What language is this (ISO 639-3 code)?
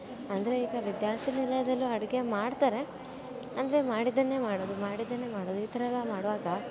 kan